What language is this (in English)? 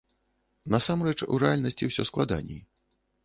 Belarusian